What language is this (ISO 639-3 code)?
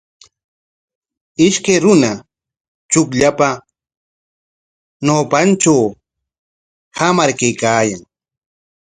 qwa